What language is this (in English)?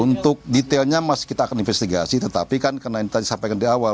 Indonesian